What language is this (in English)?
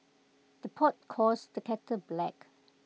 English